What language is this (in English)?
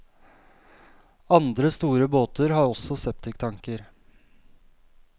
Norwegian